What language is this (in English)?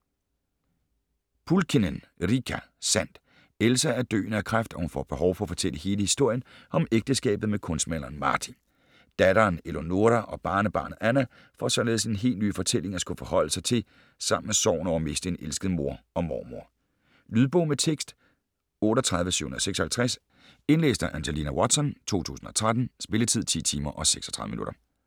Danish